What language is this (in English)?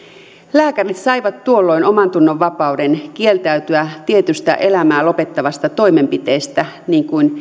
Finnish